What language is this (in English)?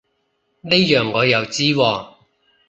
Cantonese